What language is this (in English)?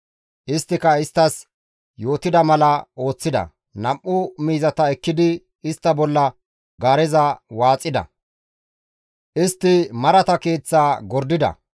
Gamo